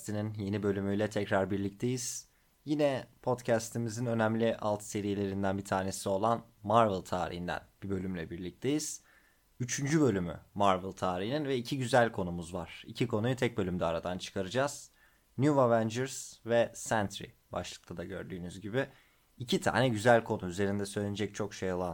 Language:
Turkish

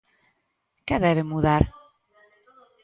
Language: Galician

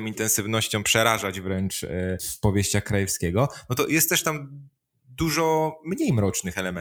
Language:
Polish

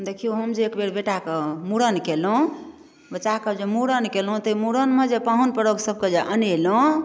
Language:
Maithili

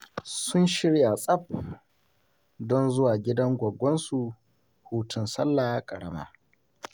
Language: Hausa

